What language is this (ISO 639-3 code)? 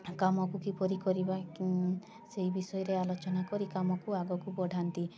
ori